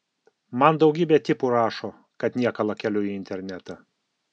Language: Lithuanian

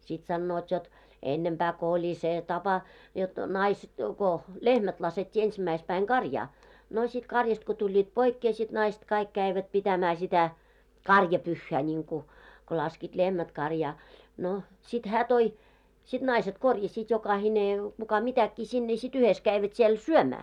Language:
Finnish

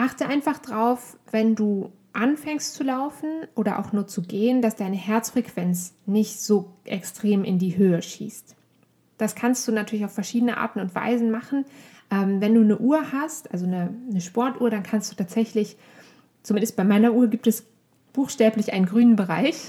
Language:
German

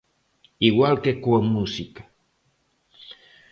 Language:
Galician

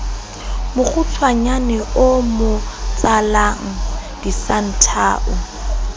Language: Southern Sotho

